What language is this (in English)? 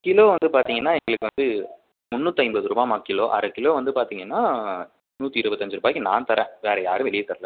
Tamil